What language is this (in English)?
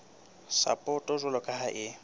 Southern Sotho